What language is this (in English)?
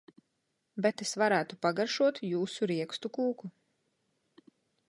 Latvian